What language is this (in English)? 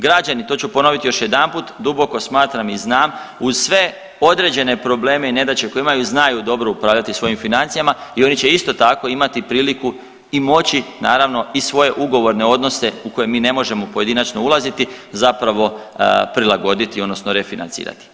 Croatian